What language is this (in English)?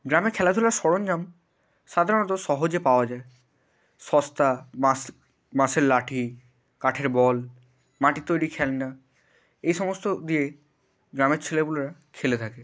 Bangla